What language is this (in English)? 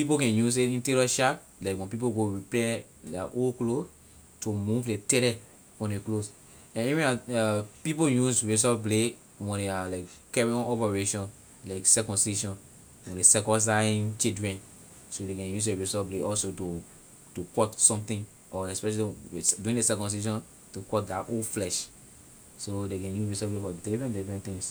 Liberian English